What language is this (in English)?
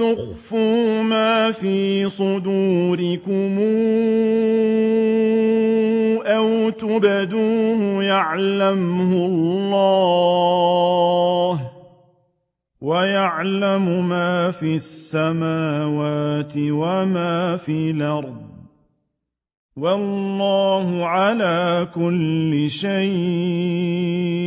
Arabic